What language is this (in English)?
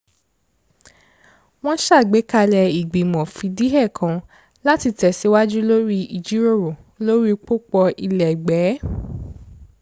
Yoruba